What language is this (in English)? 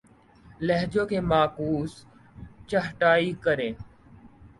Urdu